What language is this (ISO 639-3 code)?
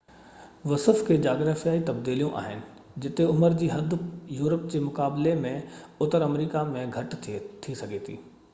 snd